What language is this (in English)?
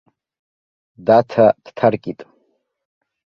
Abkhazian